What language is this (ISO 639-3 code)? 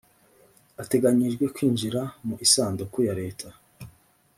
kin